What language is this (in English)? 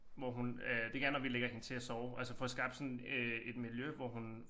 Danish